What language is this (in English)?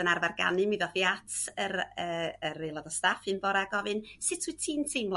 Welsh